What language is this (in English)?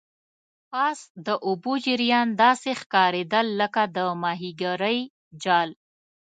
Pashto